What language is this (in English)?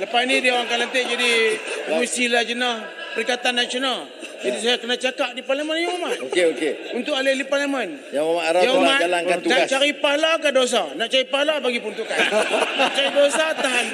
Malay